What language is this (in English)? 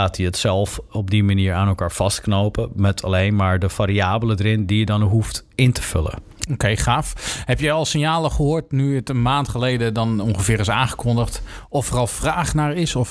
Dutch